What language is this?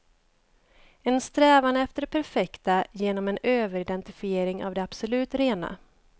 Swedish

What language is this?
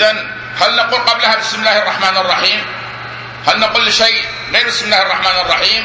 Arabic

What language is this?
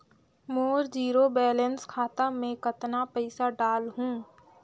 Chhattisgarhi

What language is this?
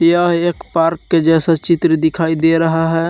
Hindi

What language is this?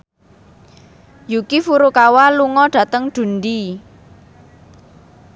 Javanese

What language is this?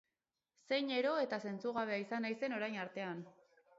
Basque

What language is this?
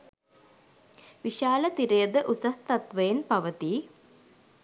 Sinhala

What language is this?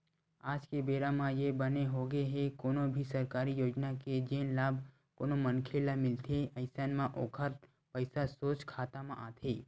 Chhattisgarhi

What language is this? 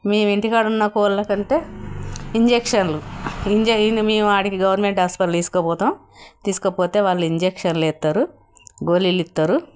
Telugu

